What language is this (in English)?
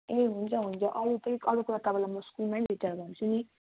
Nepali